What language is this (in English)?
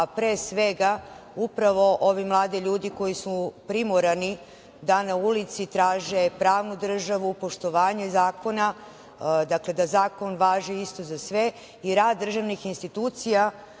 Serbian